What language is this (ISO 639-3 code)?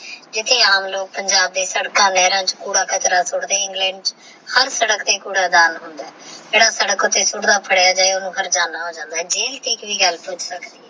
pan